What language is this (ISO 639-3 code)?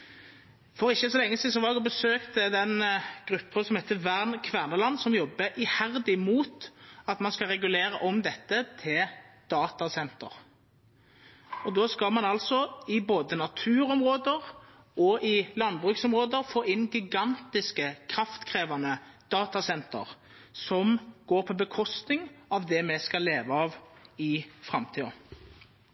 nno